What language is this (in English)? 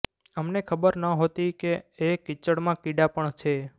Gujarati